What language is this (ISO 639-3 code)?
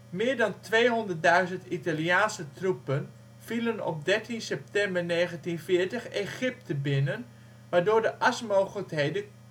nld